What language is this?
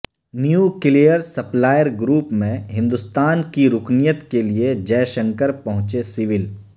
Urdu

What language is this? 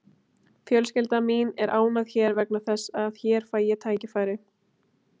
Icelandic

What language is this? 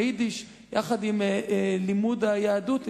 Hebrew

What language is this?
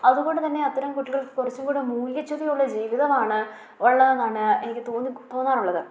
Malayalam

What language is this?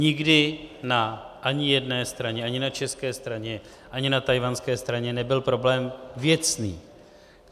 Czech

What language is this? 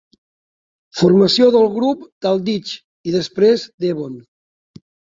Catalan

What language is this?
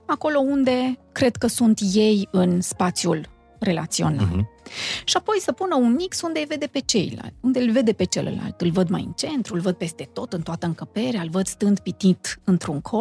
Romanian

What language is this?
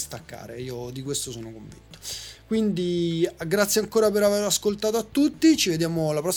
Italian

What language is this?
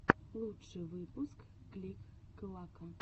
Russian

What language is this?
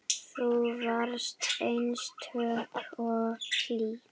Icelandic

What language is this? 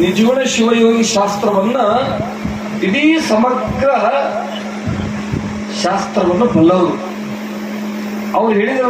Romanian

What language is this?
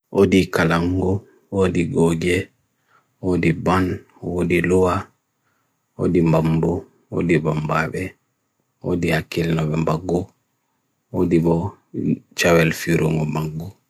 Bagirmi Fulfulde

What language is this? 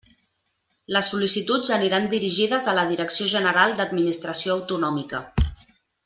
Catalan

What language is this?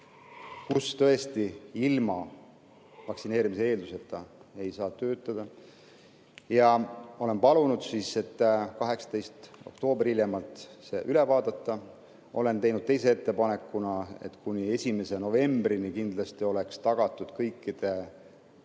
Estonian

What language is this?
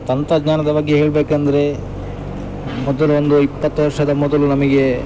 Kannada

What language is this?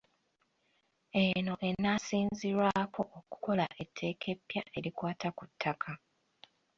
Ganda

